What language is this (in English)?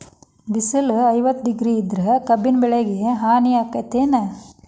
Kannada